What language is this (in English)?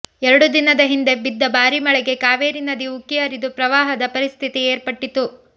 Kannada